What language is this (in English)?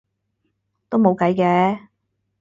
Cantonese